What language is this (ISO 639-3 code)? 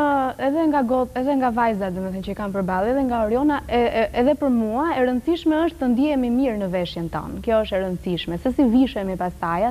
ron